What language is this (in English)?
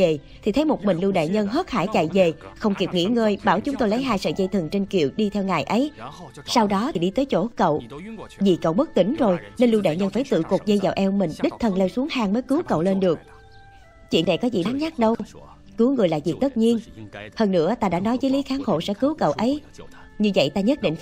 Vietnamese